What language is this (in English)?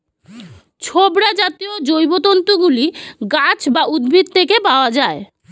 Bangla